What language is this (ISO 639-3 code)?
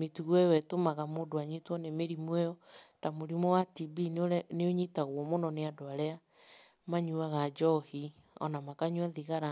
kik